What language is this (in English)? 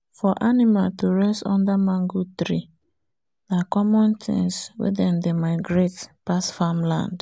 Nigerian Pidgin